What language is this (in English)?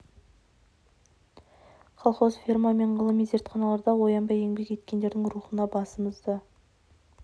Kazakh